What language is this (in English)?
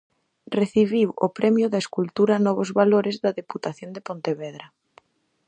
Galician